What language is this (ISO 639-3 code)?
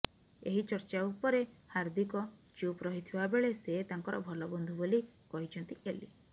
ori